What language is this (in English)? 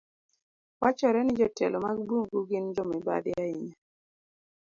Luo (Kenya and Tanzania)